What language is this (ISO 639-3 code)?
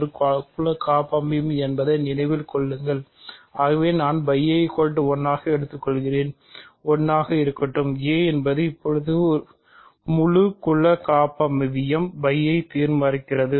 tam